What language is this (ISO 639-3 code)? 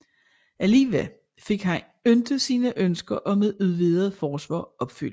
dan